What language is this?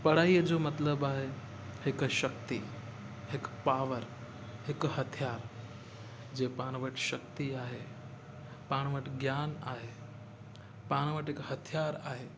Sindhi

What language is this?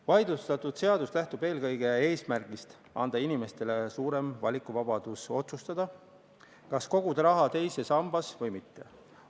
Estonian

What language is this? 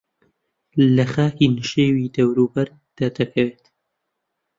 Central Kurdish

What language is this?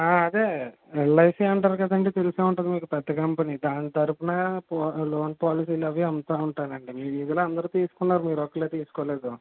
Telugu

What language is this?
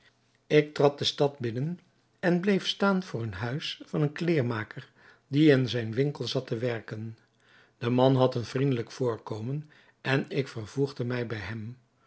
Dutch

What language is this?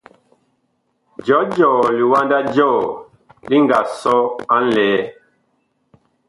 Bakoko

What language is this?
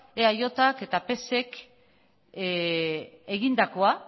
Basque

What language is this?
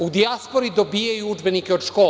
Serbian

